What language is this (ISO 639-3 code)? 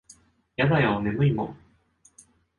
jpn